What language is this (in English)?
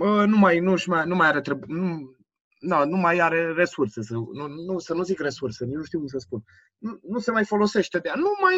Romanian